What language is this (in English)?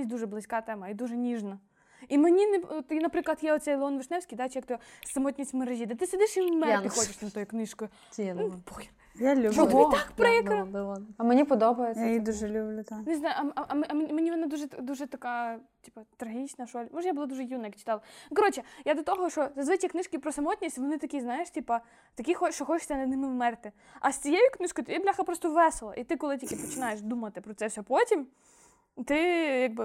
Ukrainian